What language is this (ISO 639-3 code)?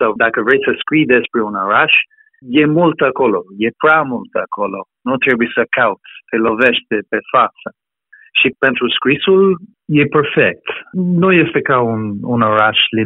ron